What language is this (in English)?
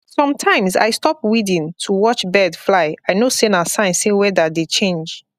Nigerian Pidgin